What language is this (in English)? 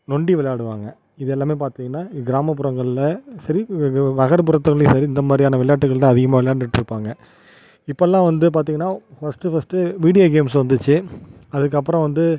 Tamil